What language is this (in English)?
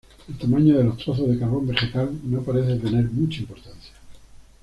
Spanish